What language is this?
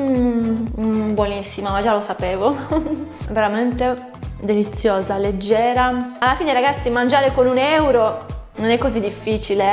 Italian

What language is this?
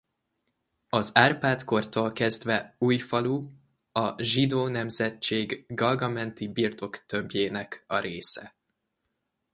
Hungarian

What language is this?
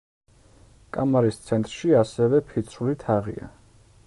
Georgian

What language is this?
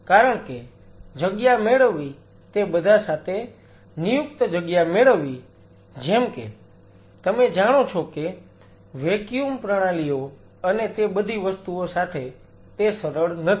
Gujarati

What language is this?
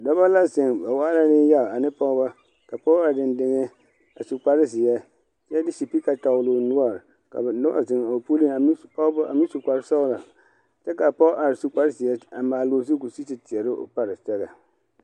Southern Dagaare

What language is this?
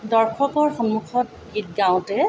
Assamese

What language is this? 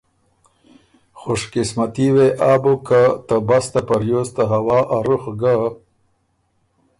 Ormuri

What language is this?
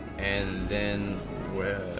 English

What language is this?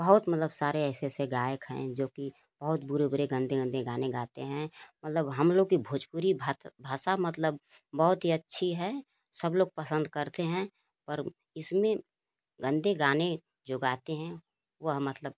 Hindi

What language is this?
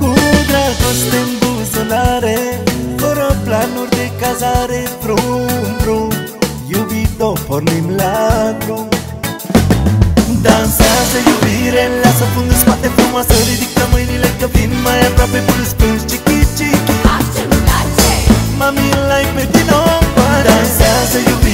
Romanian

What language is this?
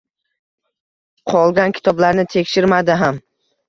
Uzbek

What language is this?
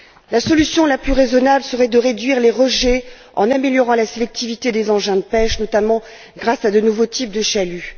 French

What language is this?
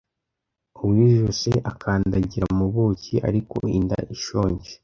Kinyarwanda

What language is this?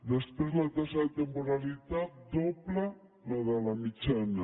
Catalan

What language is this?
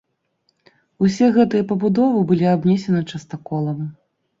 Belarusian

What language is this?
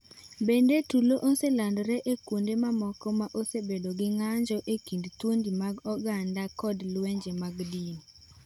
Luo (Kenya and Tanzania)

